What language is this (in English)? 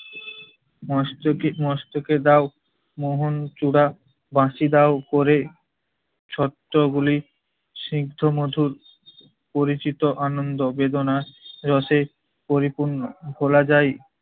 Bangla